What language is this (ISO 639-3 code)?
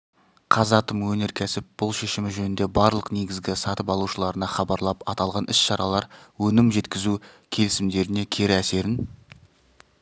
kaz